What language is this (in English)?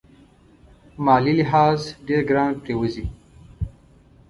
Pashto